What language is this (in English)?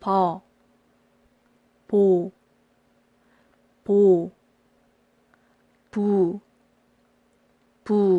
Korean